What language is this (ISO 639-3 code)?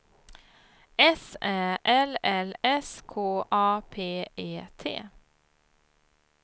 swe